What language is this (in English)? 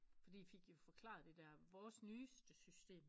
Danish